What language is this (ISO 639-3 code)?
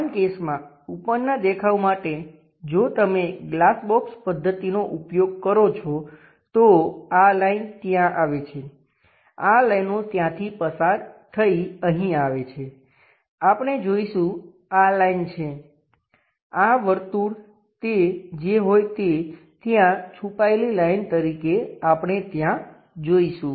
guj